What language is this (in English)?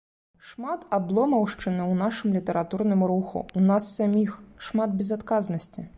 Belarusian